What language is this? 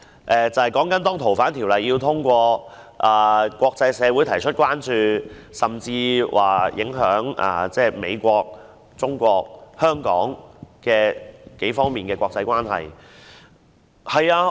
Cantonese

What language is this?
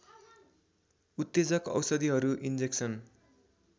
Nepali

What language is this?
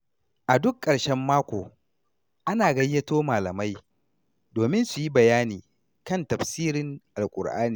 Hausa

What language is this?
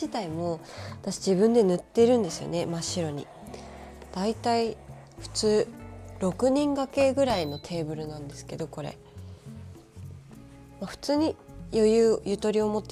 Japanese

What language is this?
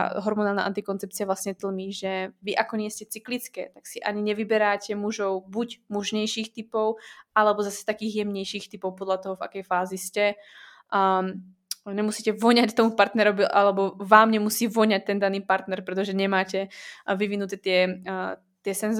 Czech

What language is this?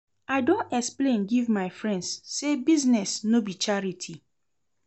Nigerian Pidgin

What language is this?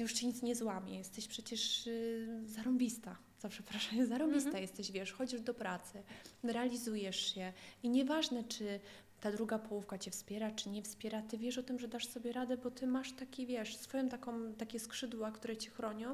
Polish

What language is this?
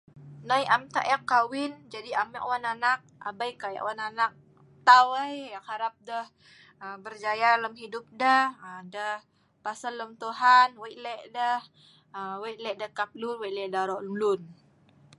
Sa'ban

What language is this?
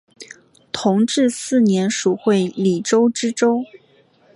Chinese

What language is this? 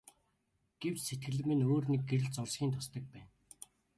Mongolian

